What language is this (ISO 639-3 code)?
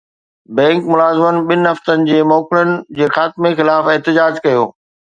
snd